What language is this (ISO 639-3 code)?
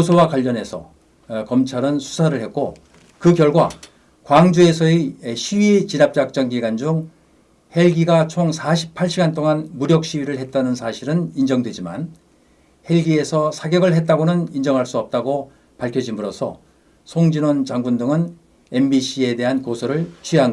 kor